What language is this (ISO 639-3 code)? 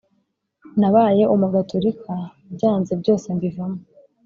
kin